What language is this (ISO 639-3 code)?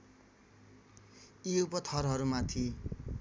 nep